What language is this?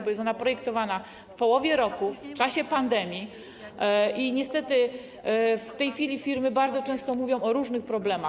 Polish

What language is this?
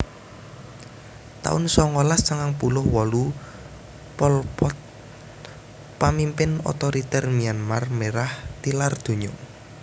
Javanese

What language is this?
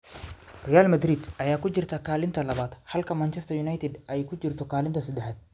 Somali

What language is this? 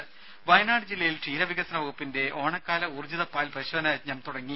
Malayalam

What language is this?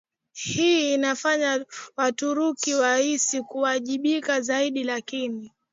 Swahili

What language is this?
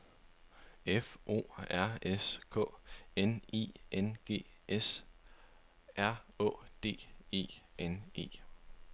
Danish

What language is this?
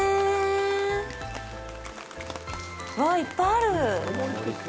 Japanese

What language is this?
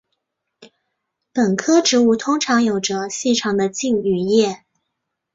Chinese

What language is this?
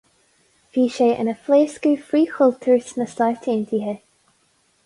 Irish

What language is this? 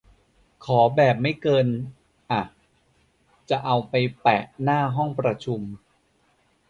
Thai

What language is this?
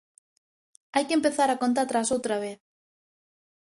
Galician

